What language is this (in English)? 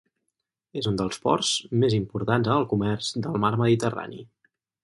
Catalan